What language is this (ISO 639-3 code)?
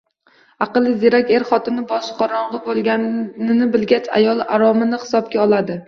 uzb